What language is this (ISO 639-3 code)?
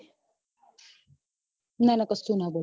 guj